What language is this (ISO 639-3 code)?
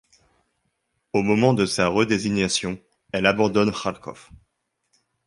fra